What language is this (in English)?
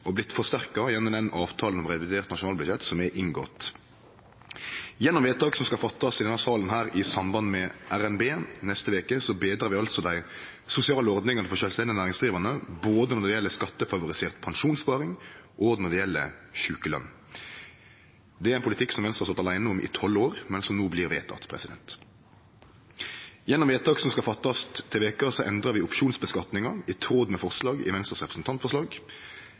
Norwegian Nynorsk